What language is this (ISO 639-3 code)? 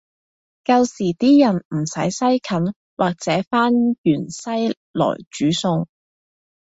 yue